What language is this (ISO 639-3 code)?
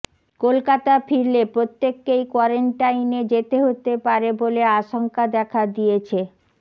ben